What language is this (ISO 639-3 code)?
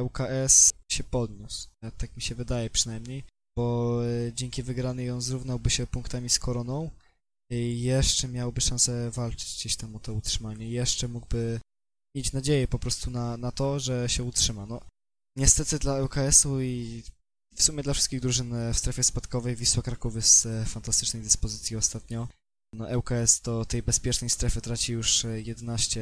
pol